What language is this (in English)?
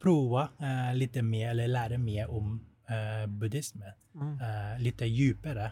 Swedish